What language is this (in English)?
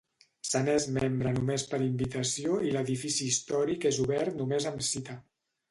Catalan